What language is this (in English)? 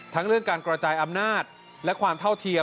Thai